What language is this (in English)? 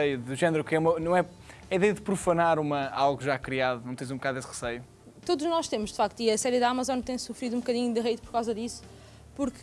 Portuguese